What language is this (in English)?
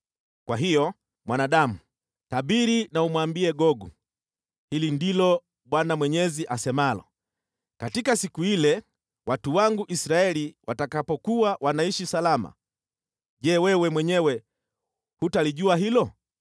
Swahili